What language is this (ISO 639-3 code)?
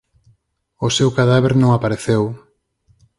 glg